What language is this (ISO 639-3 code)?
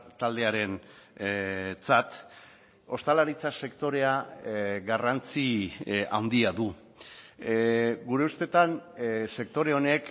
eus